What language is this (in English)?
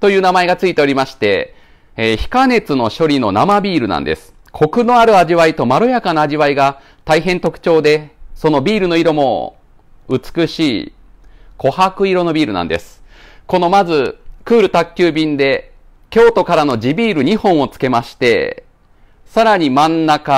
Japanese